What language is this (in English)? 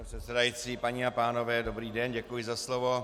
Czech